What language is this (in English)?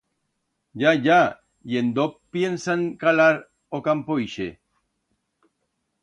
Aragonese